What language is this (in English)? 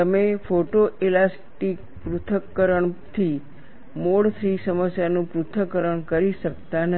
Gujarati